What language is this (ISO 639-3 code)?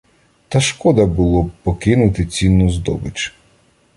ukr